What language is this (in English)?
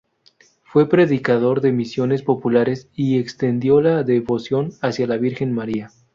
Spanish